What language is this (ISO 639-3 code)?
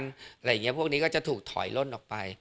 tha